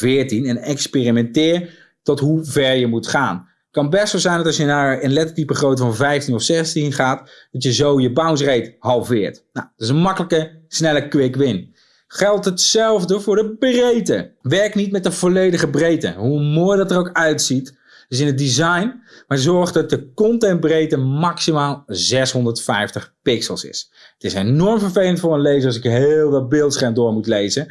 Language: Dutch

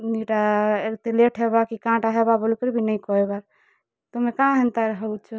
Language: Odia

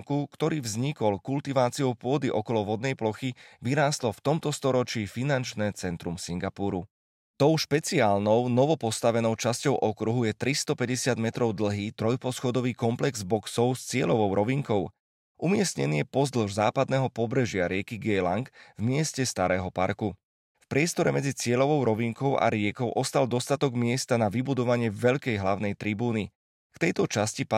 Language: Slovak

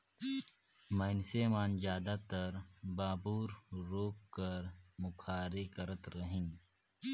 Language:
Chhattisgarhi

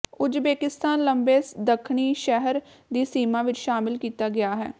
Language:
Punjabi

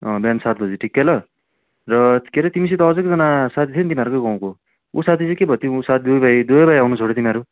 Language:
Nepali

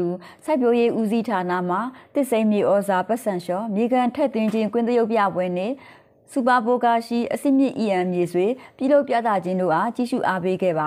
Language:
Vietnamese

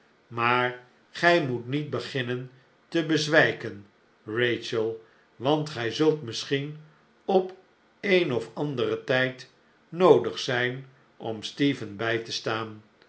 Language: Dutch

